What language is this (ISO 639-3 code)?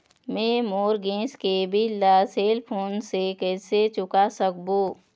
hne